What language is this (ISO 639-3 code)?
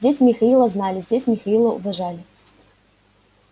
rus